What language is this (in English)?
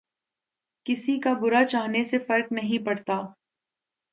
Urdu